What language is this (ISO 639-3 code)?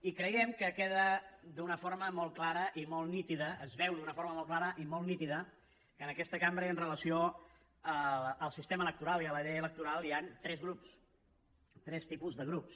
cat